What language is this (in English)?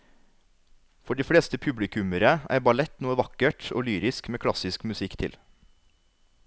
Norwegian